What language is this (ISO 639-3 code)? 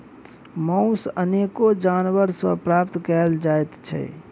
mai